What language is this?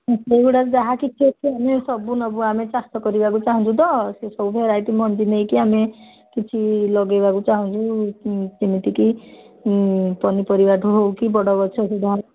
Odia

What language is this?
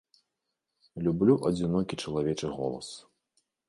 Belarusian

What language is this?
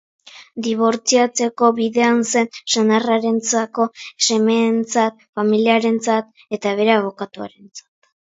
Basque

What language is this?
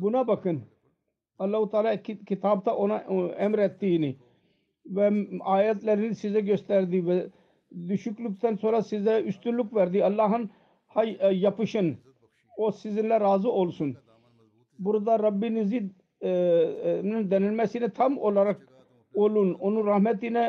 Turkish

